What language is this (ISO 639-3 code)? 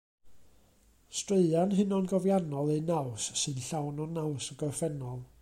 cym